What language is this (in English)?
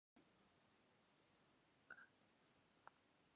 Western Frisian